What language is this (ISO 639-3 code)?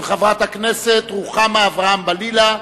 heb